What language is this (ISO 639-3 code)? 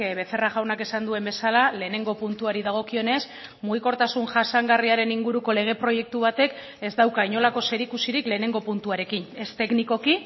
eus